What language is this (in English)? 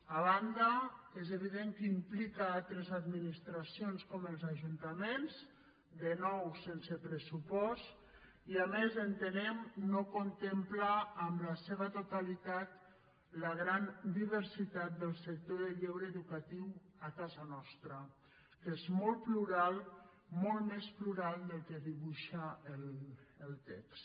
Catalan